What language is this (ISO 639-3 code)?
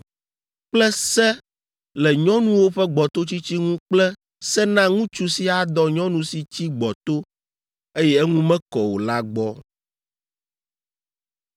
ewe